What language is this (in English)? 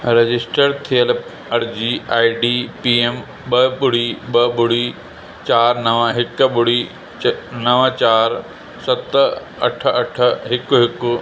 Sindhi